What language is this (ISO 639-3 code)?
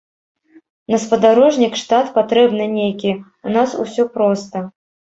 bel